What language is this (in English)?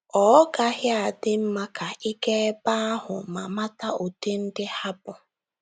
Igbo